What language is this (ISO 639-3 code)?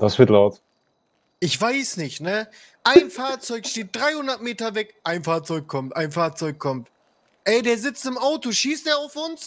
deu